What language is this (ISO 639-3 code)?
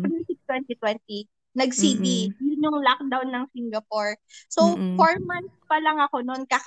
fil